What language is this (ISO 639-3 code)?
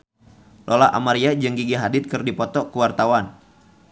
sun